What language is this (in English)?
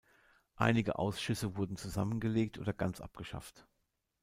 German